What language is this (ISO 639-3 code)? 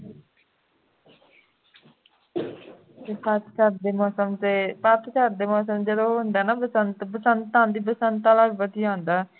pan